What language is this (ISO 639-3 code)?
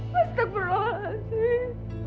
ind